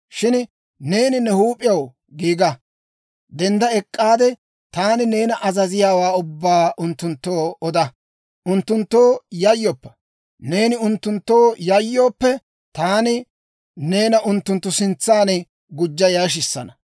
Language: Dawro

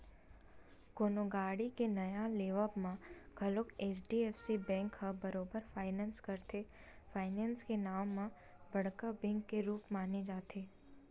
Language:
Chhattisgarhi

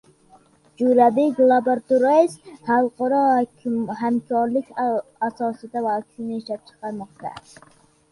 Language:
Uzbek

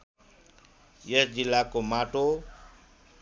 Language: Nepali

